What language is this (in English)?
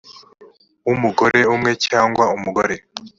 Kinyarwanda